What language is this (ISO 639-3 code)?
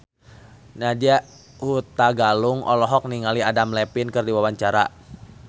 sun